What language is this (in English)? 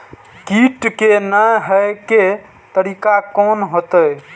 Maithili